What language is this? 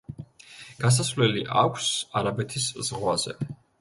Georgian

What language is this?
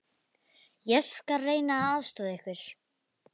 Icelandic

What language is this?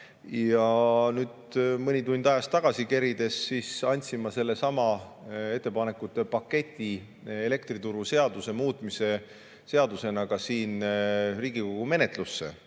Estonian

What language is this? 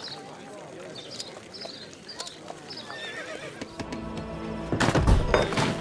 Turkish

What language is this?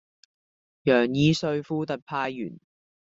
Cantonese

